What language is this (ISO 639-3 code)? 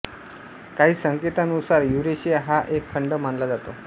mar